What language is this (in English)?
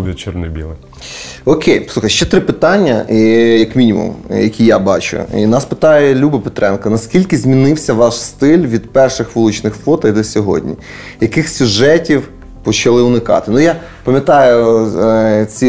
Ukrainian